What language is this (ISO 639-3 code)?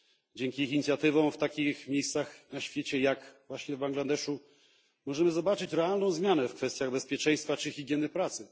pol